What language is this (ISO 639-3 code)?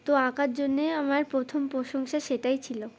ben